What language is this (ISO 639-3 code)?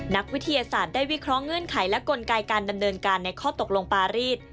tha